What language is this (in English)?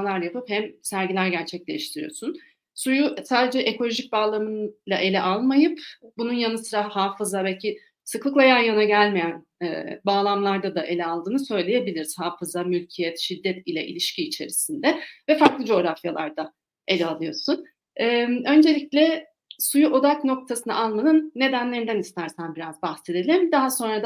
Turkish